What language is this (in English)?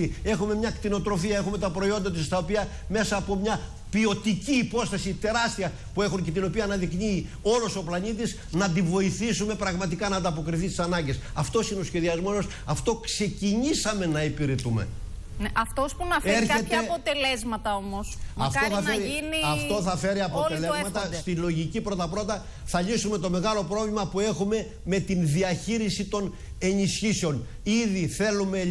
Greek